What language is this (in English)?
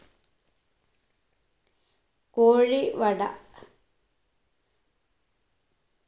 Malayalam